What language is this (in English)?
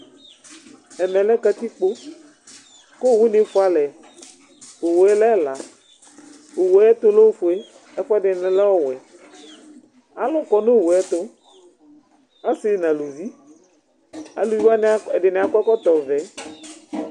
Ikposo